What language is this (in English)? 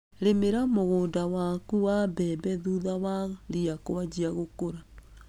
Kikuyu